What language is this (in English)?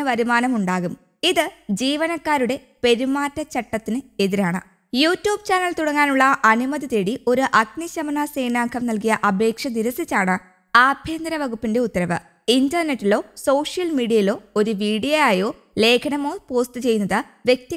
Polish